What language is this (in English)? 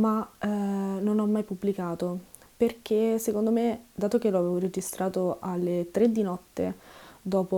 Italian